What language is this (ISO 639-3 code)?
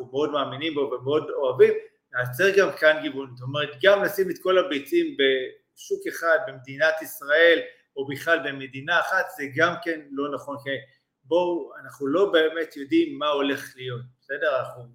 heb